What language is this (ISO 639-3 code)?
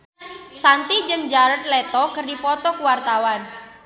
sun